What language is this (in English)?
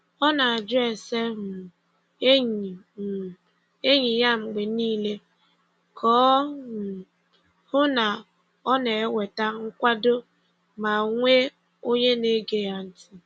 Igbo